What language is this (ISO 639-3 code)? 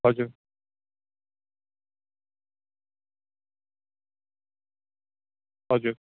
nep